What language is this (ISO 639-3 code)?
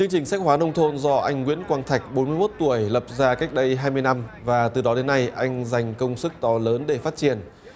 vie